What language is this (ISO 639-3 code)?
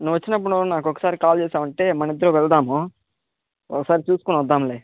tel